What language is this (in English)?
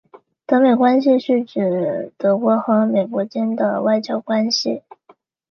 Chinese